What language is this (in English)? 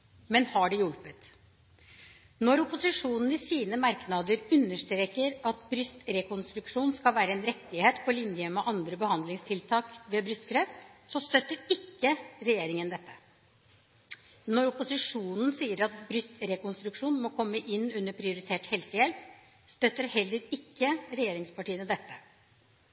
Norwegian Bokmål